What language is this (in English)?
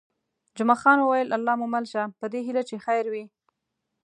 Pashto